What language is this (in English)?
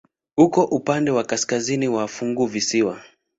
Swahili